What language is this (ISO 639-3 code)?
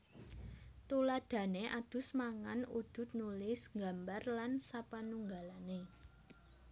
jav